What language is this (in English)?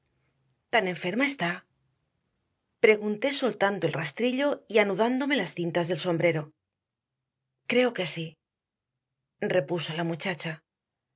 Spanish